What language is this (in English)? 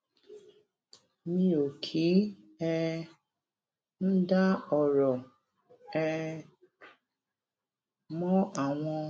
Yoruba